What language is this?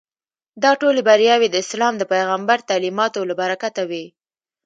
Pashto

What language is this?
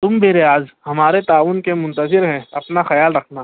Urdu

